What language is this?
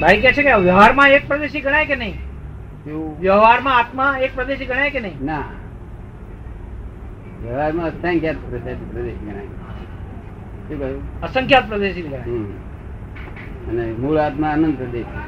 Gujarati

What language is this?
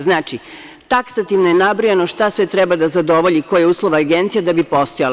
Serbian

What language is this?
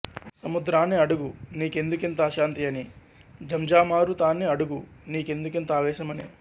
Telugu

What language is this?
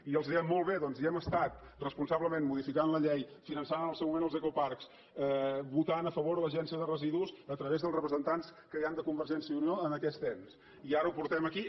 Catalan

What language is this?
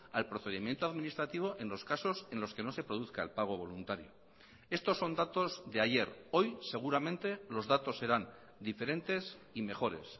Spanish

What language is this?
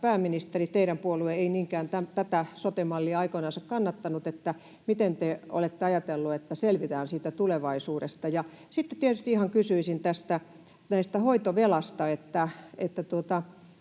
Finnish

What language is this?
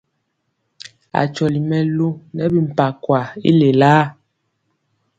Mpiemo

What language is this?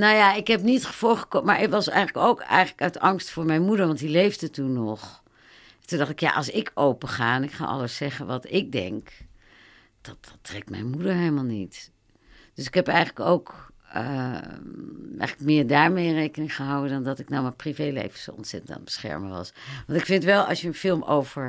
Dutch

